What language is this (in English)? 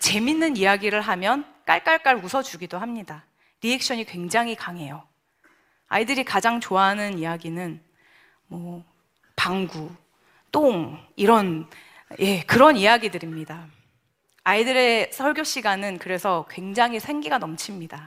Korean